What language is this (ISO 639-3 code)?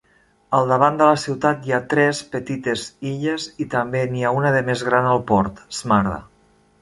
cat